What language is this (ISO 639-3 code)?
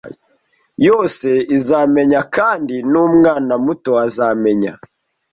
kin